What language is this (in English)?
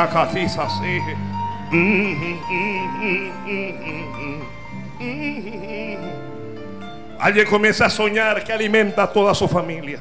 Spanish